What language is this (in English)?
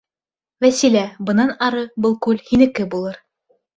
Bashkir